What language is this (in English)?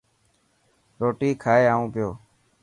Dhatki